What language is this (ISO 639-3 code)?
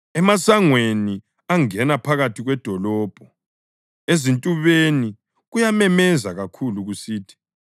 nde